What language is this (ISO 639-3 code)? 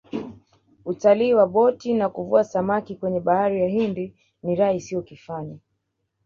swa